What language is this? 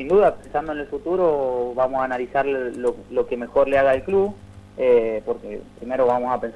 Spanish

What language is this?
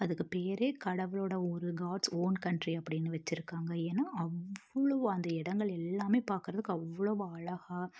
Tamil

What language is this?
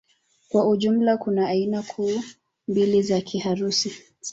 Swahili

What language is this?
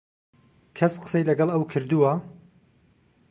Central Kurdish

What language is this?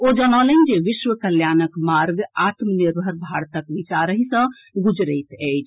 Maithili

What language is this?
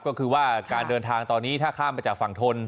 Thai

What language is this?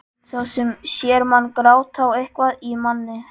Icelandic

